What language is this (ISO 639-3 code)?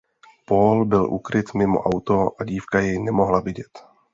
ces